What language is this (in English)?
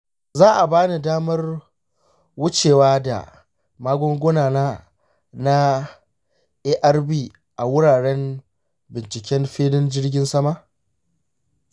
Hausa